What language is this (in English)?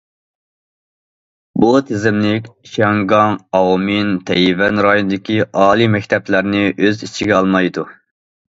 Uyghur